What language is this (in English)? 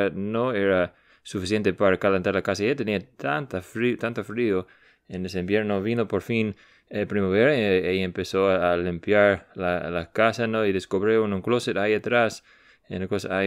Spanish